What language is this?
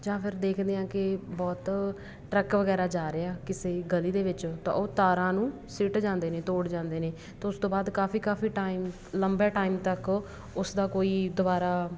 Punjabi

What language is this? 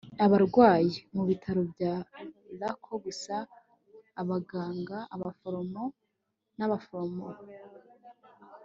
Kinyarwanda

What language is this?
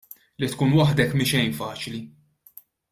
Maltese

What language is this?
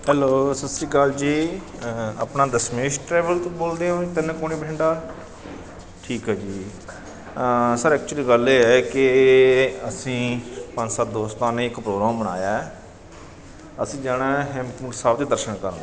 Punjabi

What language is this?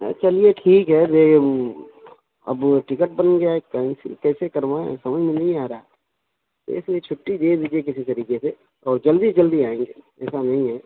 Urdu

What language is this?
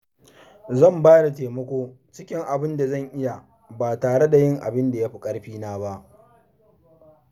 Hausa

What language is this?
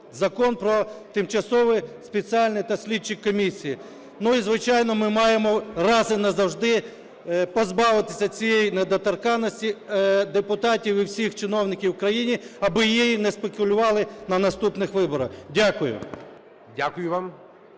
Ukrainian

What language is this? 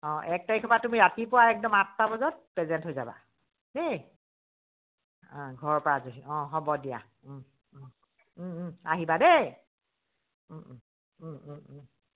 Assamese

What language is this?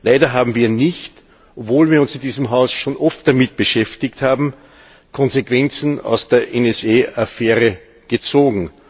German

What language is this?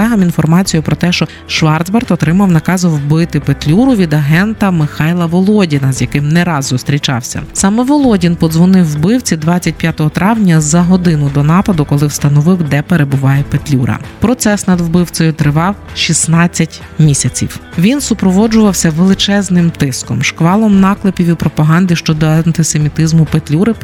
Ukrainian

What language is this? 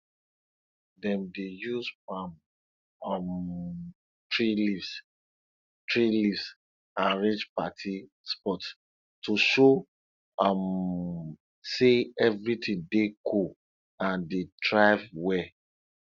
Nigerian Pidgin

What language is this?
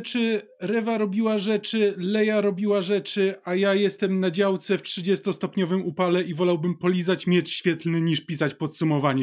Polish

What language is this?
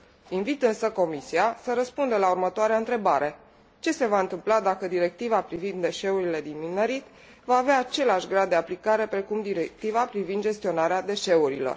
Romanian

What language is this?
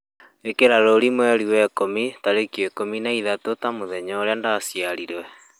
Kikuyu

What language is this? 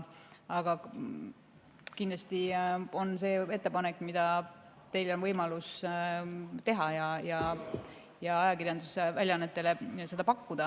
Estonian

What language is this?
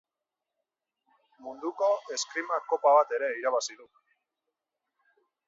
Basque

